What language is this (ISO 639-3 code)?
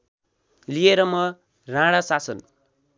nep